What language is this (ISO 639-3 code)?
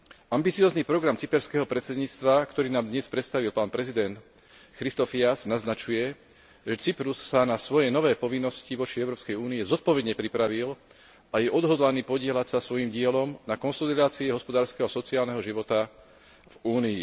slk